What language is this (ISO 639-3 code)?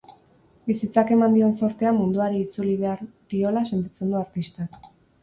eus